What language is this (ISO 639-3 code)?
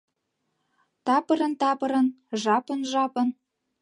chm